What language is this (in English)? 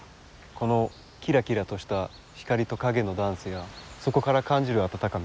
Japanese